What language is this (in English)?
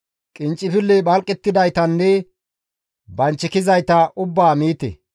Gamo